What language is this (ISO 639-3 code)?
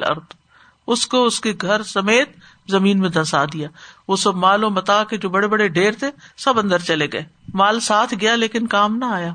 urd